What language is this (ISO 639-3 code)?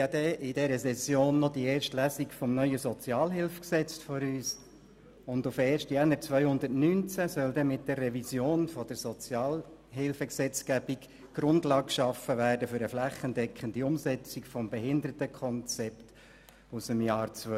gsw